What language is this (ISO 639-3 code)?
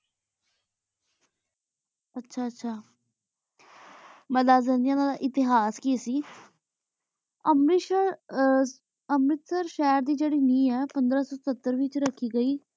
pan